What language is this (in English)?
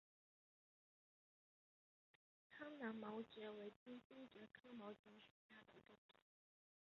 Chinese